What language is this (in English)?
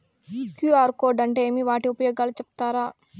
Telugu